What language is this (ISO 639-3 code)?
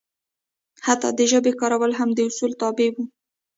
pus